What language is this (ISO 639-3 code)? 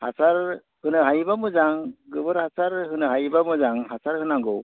brx